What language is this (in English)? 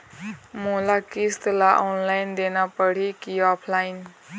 Chhattisgarhi